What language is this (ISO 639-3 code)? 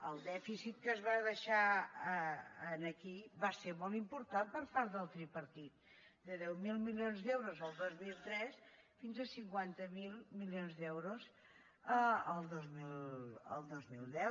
cat